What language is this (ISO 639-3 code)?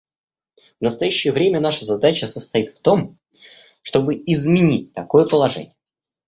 rus